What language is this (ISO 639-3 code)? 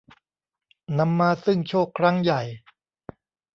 tha